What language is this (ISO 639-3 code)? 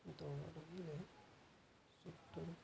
ori